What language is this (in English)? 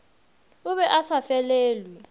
Northern Sotho